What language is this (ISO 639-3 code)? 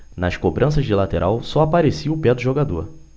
por